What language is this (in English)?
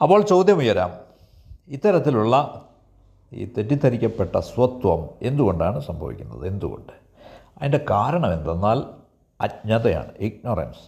Malayalam